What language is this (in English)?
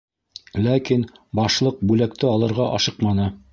Bashkir